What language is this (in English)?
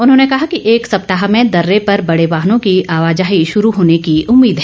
Hindi